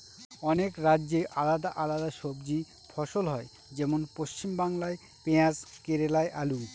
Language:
Bangla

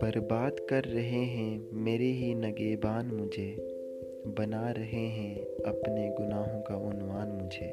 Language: Urdu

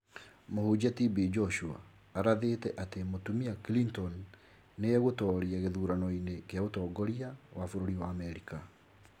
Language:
Kikuyu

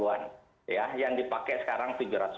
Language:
Indonesian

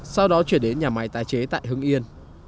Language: Vietnamese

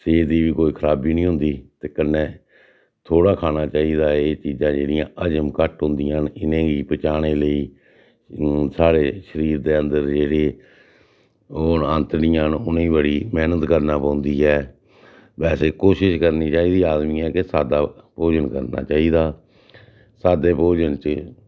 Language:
Dogri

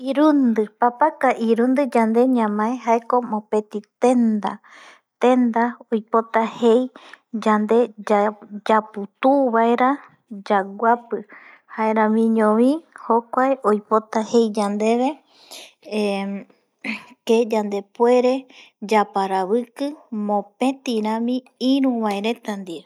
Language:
Eastern Bolivian Guaraní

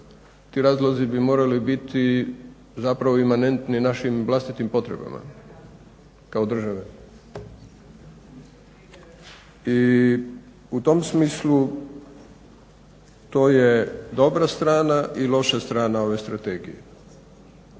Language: Croatian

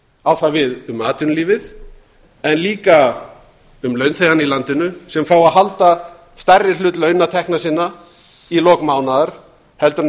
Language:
Icelandic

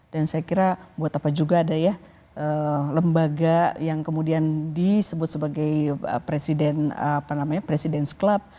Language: Indonesian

